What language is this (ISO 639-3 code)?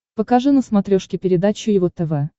rus